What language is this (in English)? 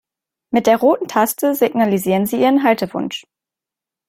German